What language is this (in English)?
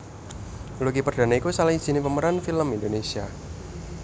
Javanese